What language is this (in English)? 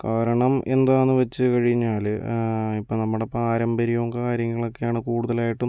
Malayalam